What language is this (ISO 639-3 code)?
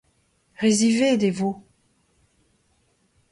bre